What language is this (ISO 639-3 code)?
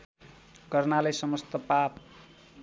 nep